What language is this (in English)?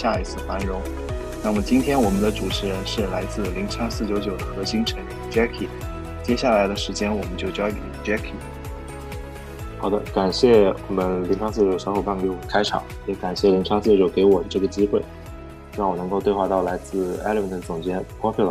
Chinese